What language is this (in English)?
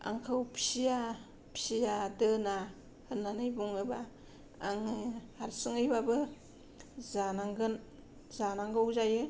Bodo